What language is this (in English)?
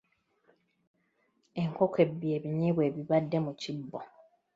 Ganda